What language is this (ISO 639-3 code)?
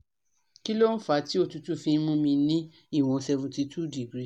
yor